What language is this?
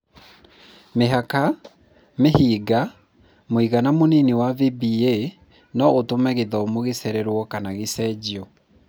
Kikuyu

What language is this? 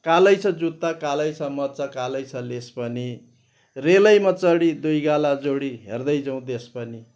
Nepali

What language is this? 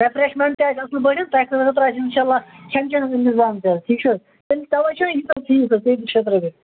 Kashmiri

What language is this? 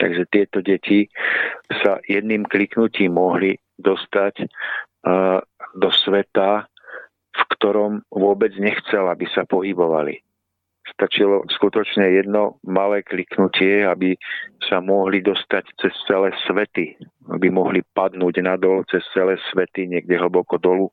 Czech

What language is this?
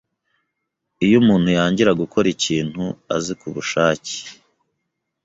Kinyarwanda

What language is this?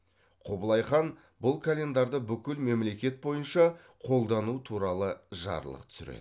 Kazakh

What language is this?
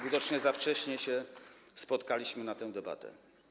Polish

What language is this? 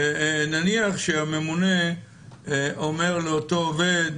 Hebrew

